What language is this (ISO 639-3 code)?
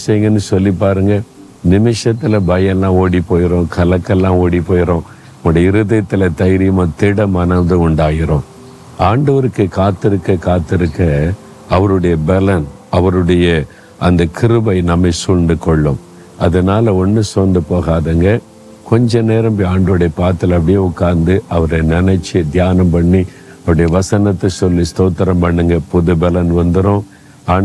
tam